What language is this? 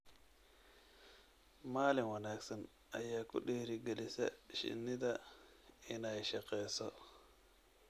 Somali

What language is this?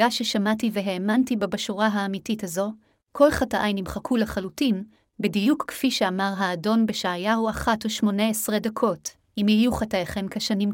Hebrew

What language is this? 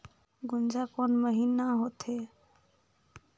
Chhattisgarhi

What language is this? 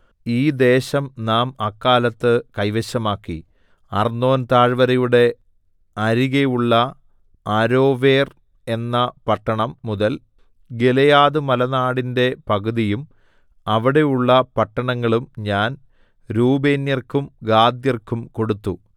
Malayalam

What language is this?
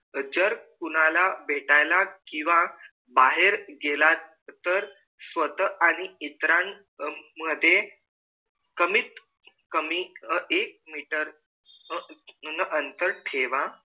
Marathi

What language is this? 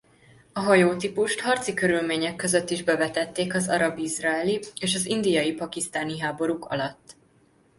Hungarian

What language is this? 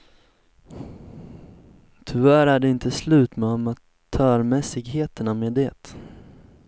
Swedish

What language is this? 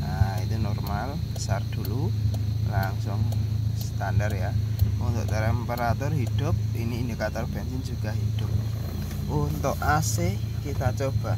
Indonesian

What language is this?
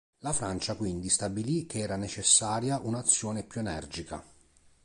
Italian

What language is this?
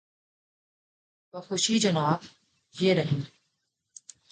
Urdu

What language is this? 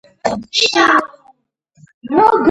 Georgian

